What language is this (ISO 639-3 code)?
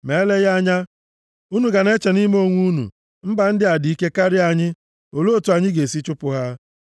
ibo